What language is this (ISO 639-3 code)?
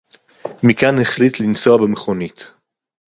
heb